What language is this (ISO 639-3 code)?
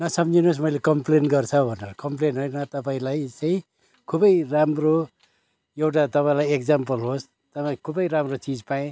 nep